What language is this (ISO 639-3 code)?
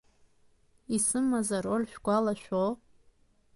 abk